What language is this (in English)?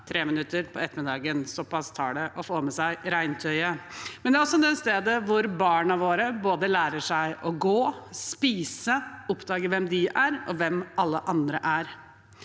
Norwegian